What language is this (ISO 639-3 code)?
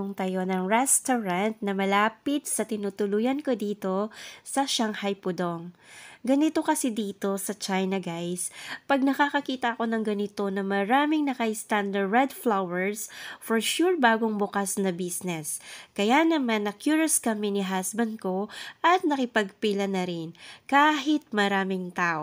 fil